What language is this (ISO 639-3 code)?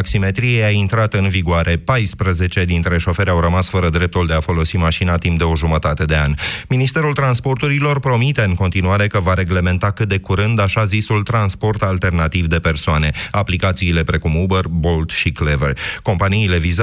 ron